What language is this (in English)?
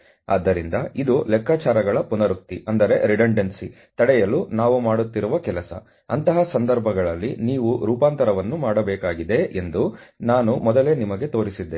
Kannada